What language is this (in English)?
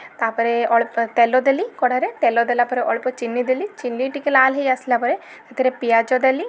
Odia